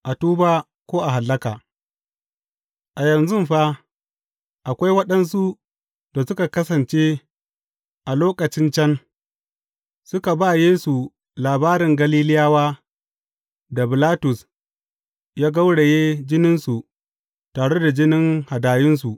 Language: Hausa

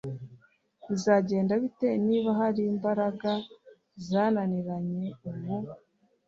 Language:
Kinyarwanda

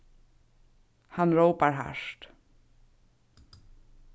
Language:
Faroese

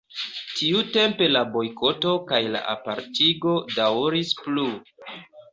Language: Esperanto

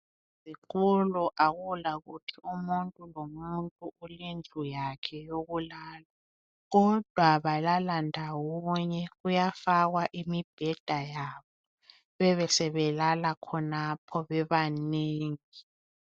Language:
North Ndebele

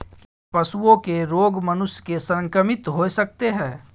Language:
Maithili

